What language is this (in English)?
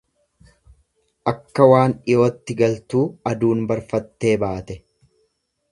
Oromo